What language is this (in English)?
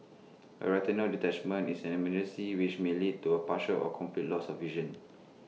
English